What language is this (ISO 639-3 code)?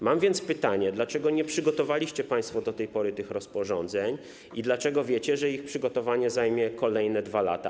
pol